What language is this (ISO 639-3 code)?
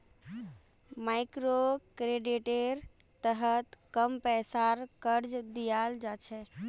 mag